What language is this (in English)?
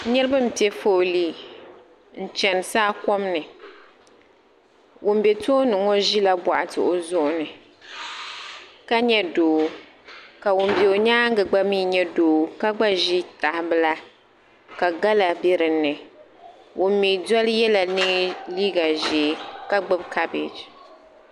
Dagbani